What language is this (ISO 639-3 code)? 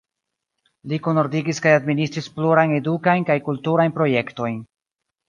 epo